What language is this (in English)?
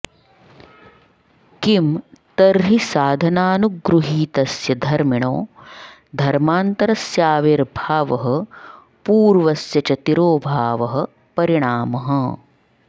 Sanskrit